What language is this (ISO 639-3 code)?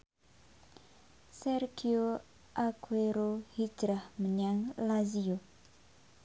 jav